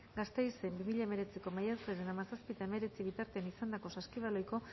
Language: Basque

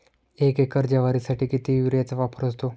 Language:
Marathi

